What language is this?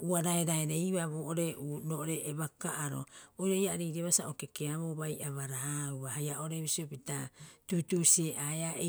Rapoisi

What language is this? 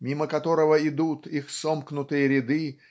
Russian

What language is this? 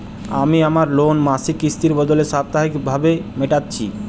Bangla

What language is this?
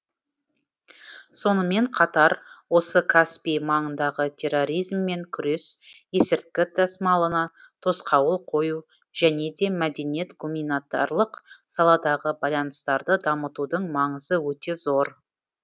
Kazakh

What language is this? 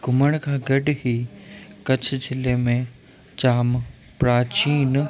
Sindhi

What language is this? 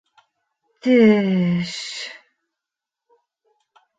Bashkir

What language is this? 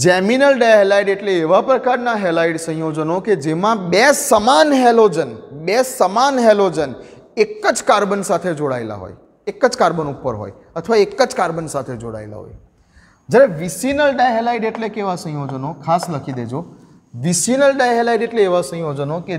Hindi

